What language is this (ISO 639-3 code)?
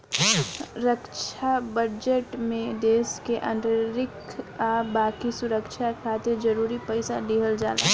bho